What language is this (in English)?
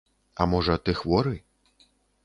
Belarusian